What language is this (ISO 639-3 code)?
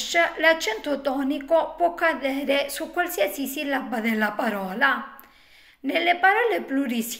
ita